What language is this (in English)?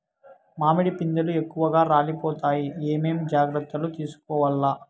Telugu